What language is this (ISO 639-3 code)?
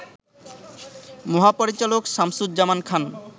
ben